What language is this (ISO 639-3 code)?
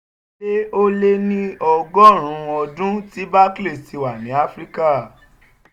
yor